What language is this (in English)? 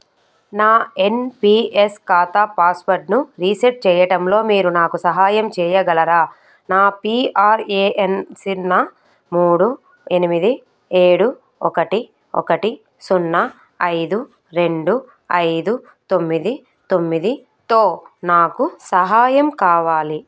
Telugu